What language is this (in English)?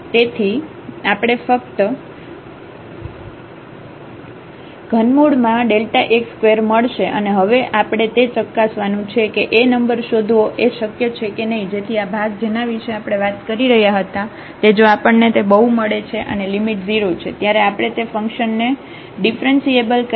Gujarati